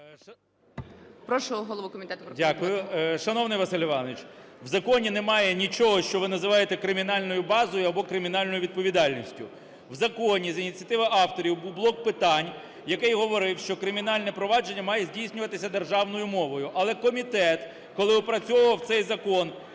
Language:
Ukrainian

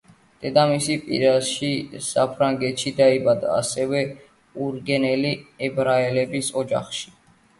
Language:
Georgian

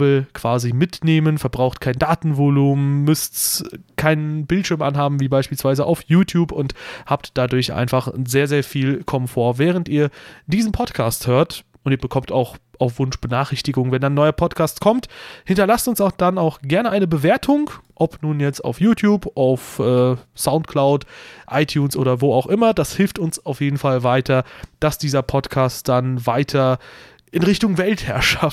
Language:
German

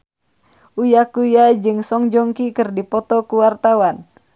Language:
Sundanese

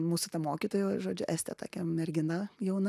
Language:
Lithuanian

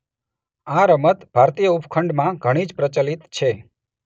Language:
Gujarati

